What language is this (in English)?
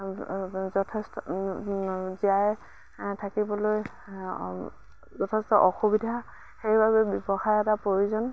Assamese